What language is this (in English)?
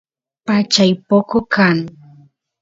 Santiago del Estero Quichua